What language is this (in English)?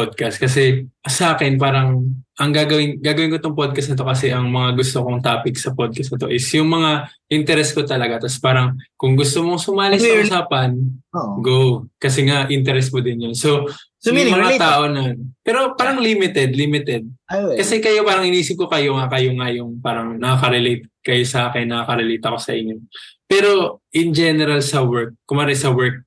Filipino